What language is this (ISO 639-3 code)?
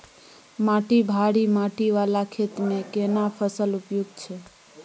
mai